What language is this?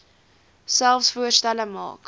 Afrikaans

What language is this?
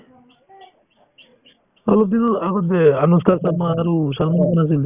Assamese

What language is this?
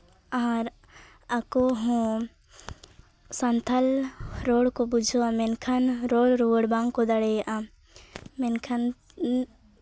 Santali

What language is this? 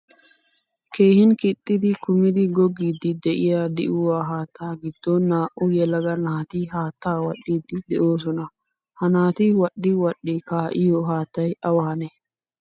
Wolaytta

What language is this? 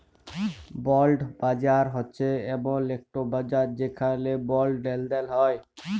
Bangla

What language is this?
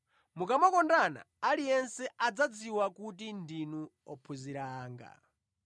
Nyanja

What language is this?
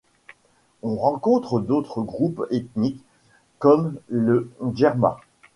French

